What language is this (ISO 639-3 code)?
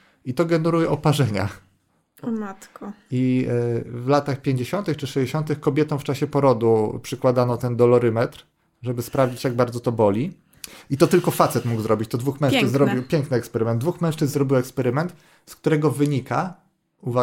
pol